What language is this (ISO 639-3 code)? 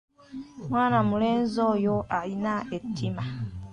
lug